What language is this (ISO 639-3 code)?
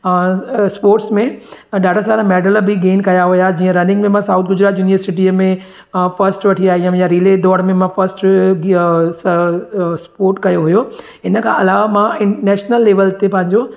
snd